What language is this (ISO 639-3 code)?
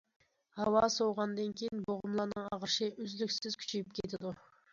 uig